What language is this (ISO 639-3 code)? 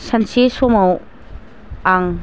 brx